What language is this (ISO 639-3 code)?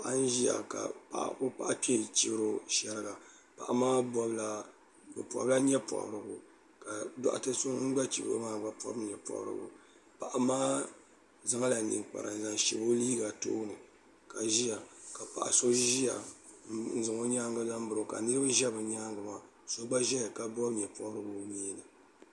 dag